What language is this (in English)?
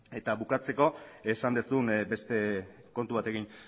Basque